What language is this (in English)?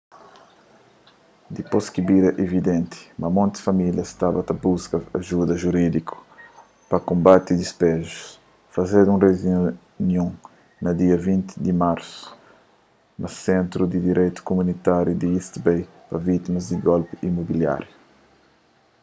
Kabuverdianu